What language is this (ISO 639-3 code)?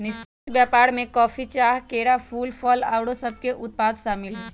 mag